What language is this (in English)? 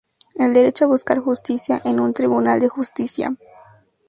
Spanish